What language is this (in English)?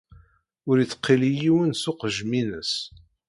Kabyle